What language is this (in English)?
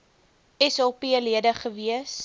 Afrikaans